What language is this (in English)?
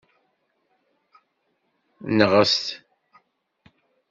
Kabyle